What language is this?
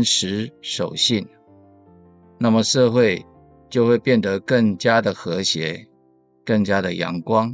Chinese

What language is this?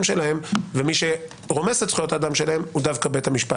Hebrew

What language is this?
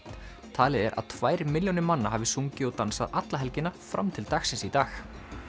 Icelandic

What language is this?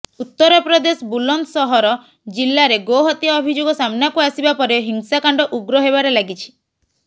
Odia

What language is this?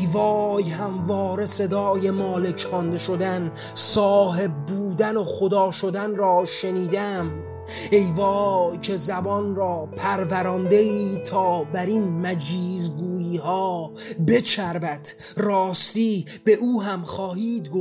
Persian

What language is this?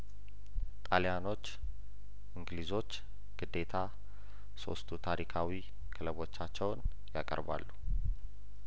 Amharic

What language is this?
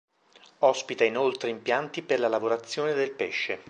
Italian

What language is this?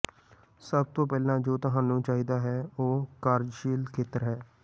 Punjabi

